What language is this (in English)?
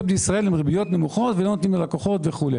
Hebrew